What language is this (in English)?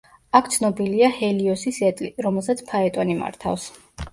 Georgian